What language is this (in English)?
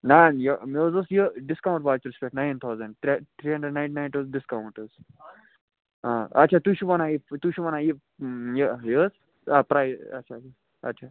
Kashmiri